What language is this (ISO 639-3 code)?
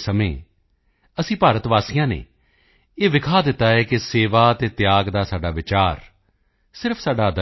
pan